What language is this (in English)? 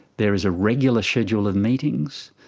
English